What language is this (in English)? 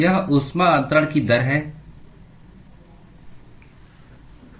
Hindi